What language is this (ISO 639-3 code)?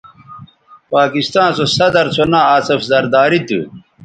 btv